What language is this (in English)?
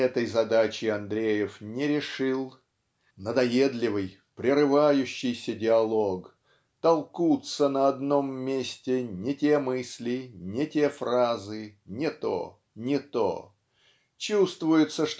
Russian